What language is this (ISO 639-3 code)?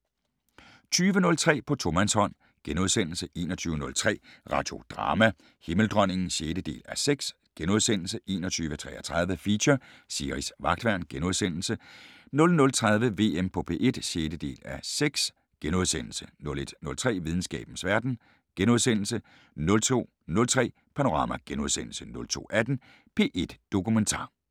dan